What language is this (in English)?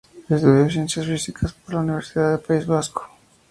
Spanish